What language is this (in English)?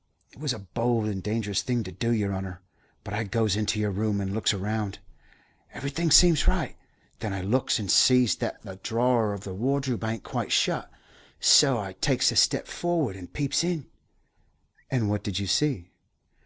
English